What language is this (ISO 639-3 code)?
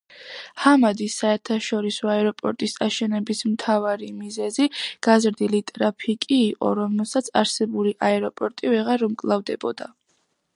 kat